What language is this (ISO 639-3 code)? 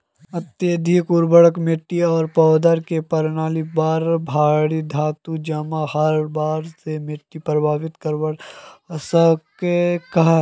mag